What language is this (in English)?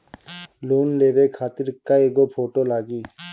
Bhojpuri